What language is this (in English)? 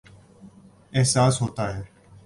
Urdu